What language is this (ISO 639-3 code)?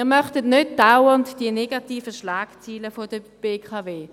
gsw